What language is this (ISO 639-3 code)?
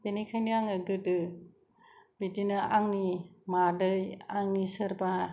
brx